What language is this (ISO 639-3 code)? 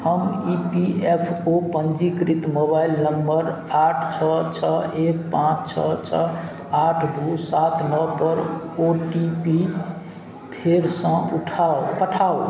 mai